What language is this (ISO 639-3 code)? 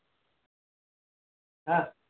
guj